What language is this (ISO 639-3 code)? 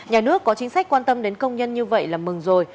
vie